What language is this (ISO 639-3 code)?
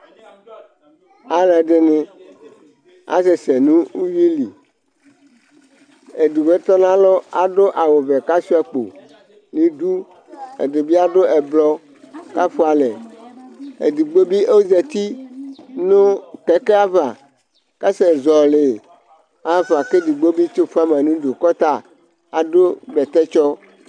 kpo